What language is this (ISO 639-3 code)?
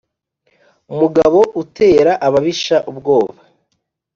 kin